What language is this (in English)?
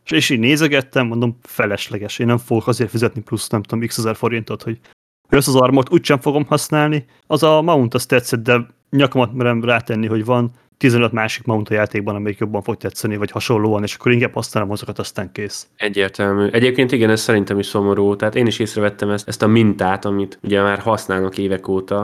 Hungarian